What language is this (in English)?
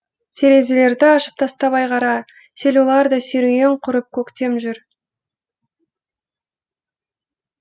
Kazakh